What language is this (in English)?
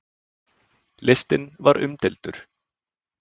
Icelandic